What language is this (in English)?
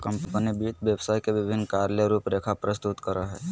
Magahi